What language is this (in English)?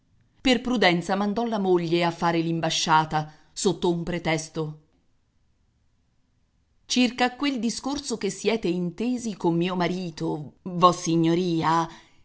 Italian